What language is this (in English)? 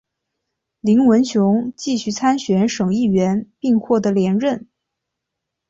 Chinese